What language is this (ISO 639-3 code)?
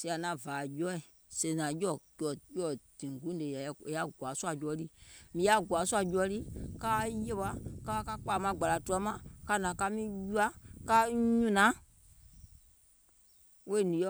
gol